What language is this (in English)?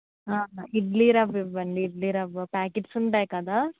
Telugu